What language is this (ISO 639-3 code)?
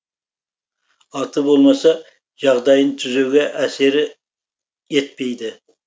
kaz